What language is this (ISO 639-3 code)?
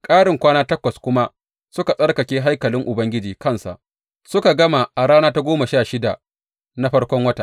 hau